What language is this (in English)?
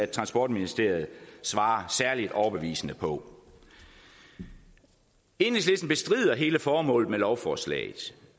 Danish